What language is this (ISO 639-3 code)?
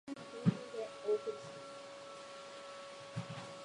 jpn